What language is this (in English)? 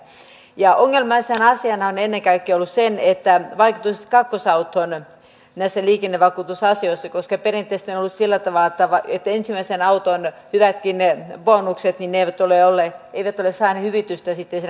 Finnish